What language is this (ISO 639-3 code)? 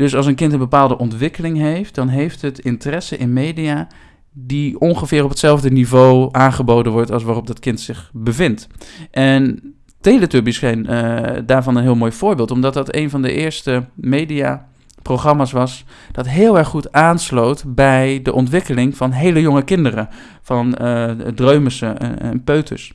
nld